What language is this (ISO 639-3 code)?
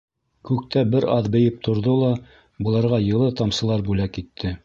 bak